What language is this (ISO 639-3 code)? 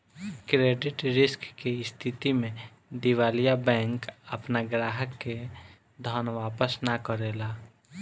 bho